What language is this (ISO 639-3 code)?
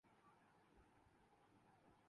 urd